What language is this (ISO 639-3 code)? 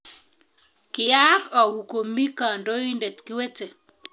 kln